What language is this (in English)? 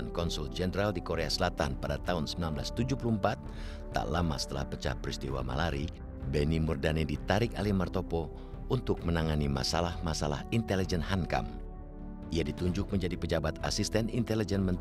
Indonesian